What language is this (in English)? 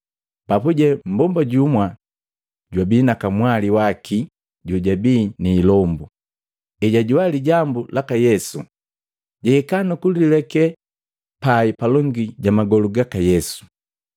Matengo